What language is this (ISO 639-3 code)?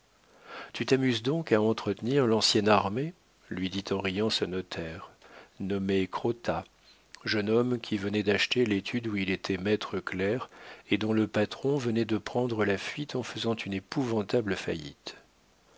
fra